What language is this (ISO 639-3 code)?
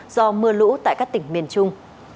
vie